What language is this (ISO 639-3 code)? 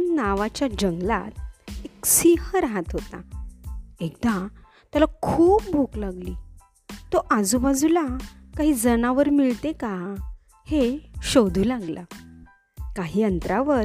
mar